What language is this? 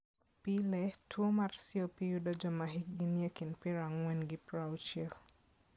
Luo (Kenya and Tanzania)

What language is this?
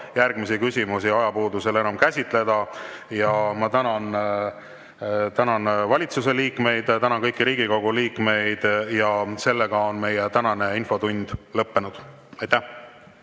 Estonian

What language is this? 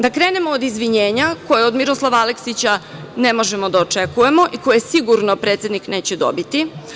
Serbian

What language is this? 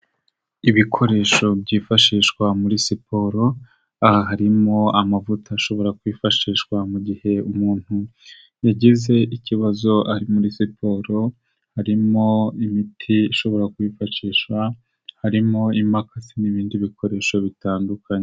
Kinyarwanda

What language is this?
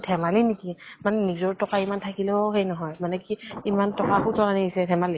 Assamese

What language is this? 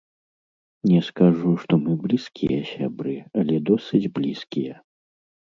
Belarusian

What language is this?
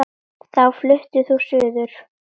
Icelandic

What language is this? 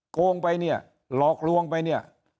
Thai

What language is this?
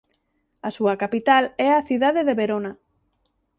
Galician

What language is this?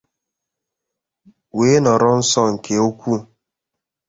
Igbo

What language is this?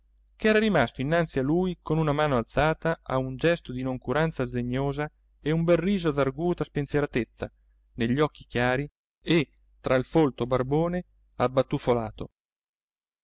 Italian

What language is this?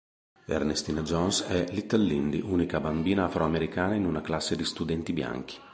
Italian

